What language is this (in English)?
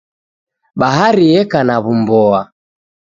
Taita